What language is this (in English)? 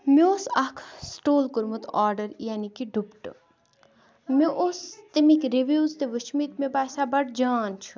Kashmiri